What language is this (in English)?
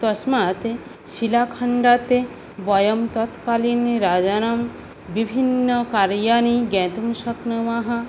Sanskrit